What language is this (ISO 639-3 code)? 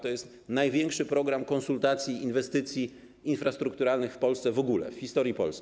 pol